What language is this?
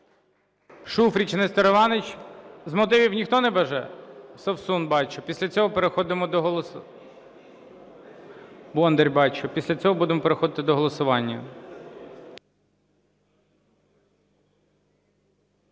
Ukrainian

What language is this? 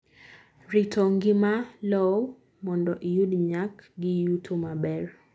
Luo (Kenya and Tanzania)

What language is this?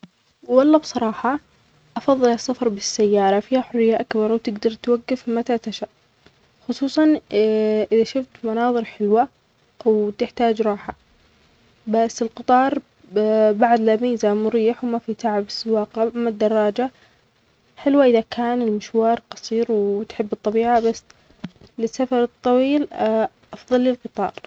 Omani Arabic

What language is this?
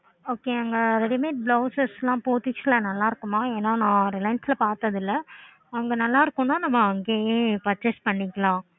Tamil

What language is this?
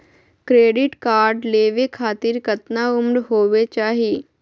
Magahi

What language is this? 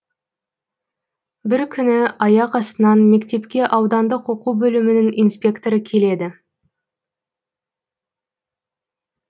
Kazakh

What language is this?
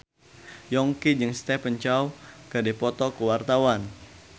Sundanese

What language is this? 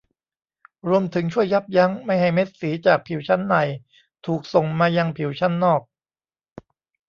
Thai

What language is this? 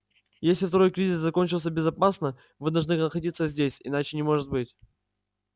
Russian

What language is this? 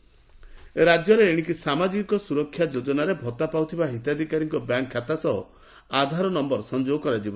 Odia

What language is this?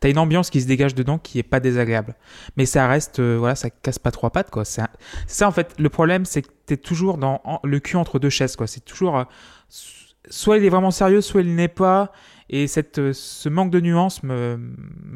French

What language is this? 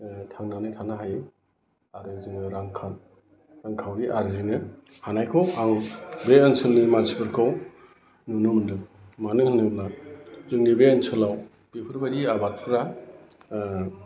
Bodo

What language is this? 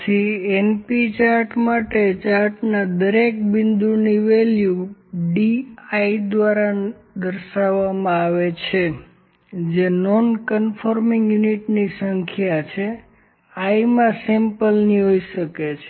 Gujarati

